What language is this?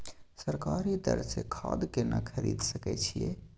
Maithili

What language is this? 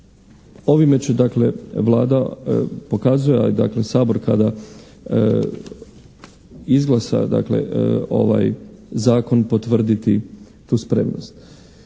Croatian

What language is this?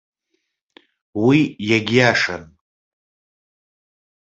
Abkhazian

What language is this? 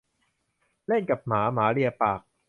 Thai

